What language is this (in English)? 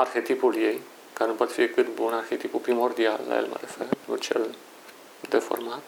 Romanian